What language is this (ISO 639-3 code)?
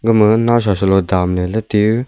nnp